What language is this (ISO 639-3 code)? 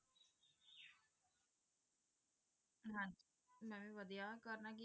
pan